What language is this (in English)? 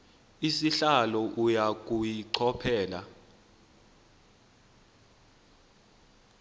Xhosa